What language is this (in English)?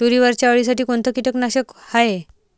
Marathi